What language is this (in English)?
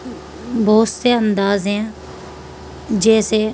Urdu